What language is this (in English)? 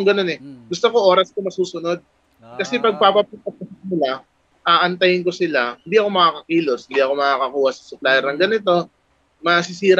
Filipino